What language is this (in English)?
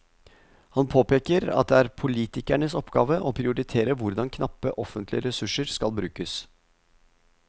Norwegian